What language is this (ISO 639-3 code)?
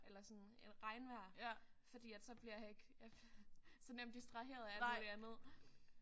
dan